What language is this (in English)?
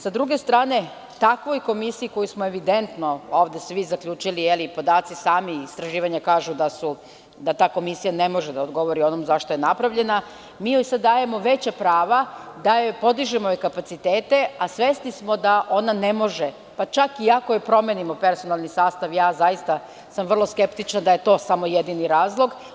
Serbian